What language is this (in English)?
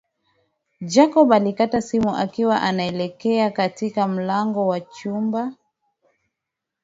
Swahili